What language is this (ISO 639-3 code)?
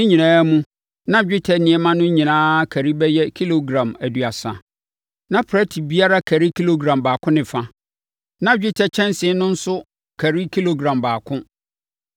aka